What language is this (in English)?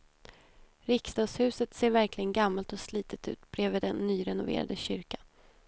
Swedish